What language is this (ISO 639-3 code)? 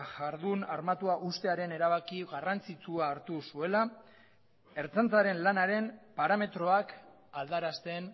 eus